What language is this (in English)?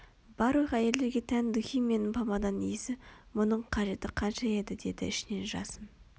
Kazakh